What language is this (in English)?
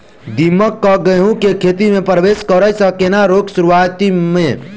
Maithili